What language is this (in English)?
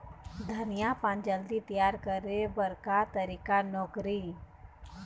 Chhattisgarhi